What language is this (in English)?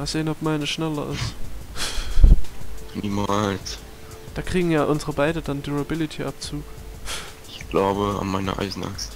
German